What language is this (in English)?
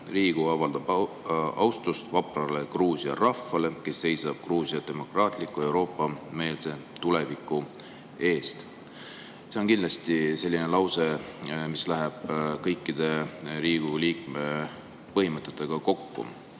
Estonian